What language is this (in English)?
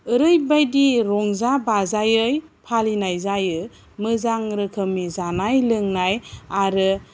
Bodo